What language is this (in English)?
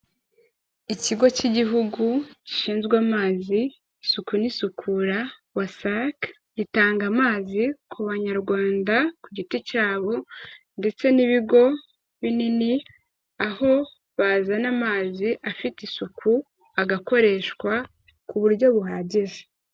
Kinyarwanda